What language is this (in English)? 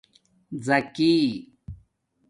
Domaaki